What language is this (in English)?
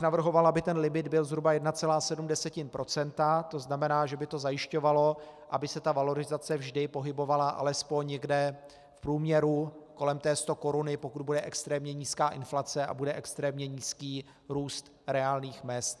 Czech